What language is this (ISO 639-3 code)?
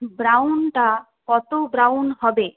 ben